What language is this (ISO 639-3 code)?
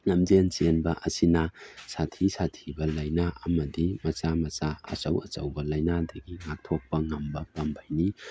mni